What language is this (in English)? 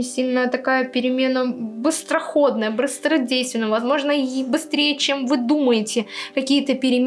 Russian